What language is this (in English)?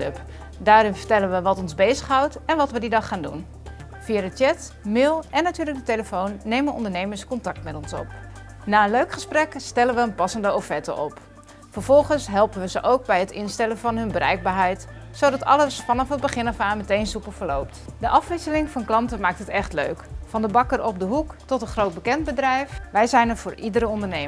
Dutch